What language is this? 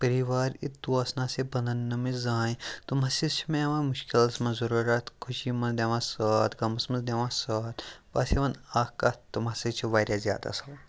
Kashmiri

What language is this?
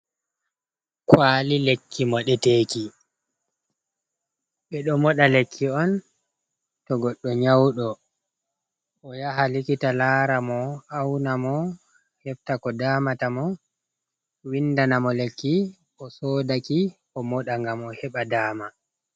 Fula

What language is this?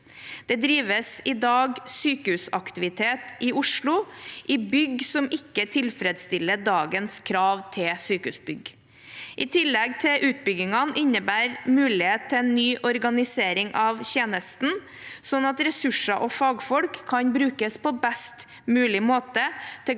Norwegian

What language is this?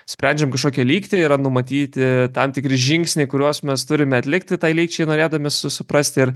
Lithuanian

